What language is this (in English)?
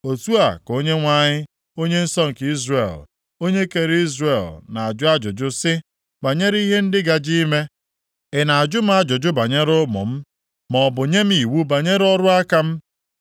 Igbo